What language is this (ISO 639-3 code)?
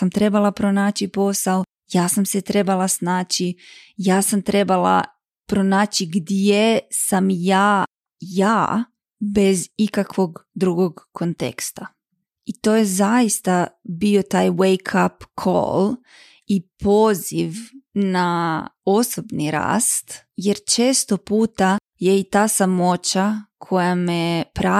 hrv